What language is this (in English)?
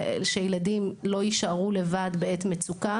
Hebrew